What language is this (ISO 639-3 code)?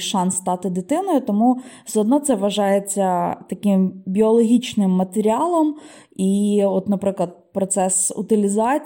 ukr